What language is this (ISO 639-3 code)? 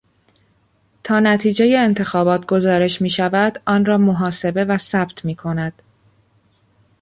fas